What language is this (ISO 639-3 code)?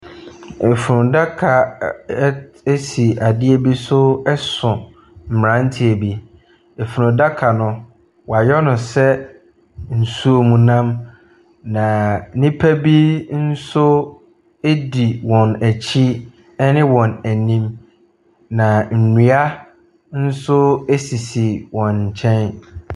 aka